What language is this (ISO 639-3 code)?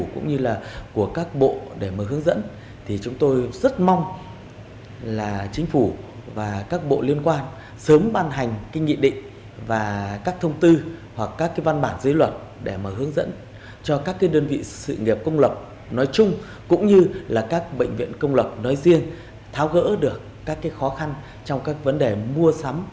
vie